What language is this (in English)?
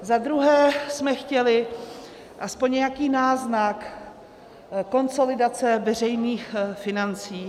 Czech